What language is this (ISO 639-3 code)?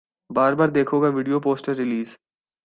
urd